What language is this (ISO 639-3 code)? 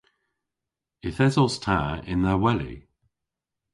cor